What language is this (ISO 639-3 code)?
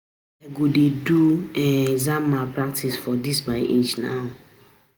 pcm